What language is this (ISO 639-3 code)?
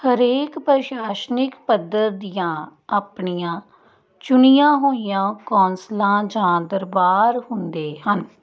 pan